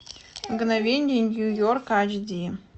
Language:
Russian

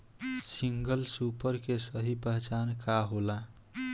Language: Bhojpuri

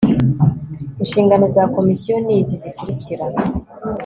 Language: Kinyarwanda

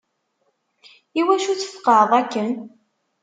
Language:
Kabyle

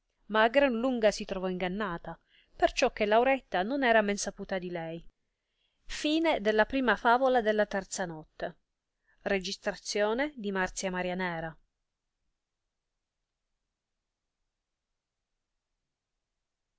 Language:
Italian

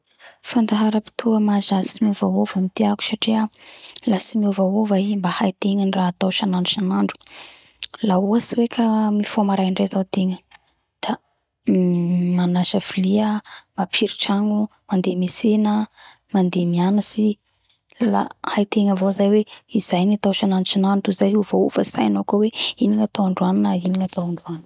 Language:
Bara Malagasy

